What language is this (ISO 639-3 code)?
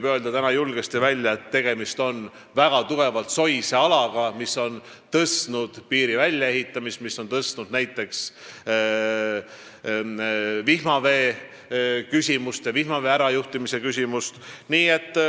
est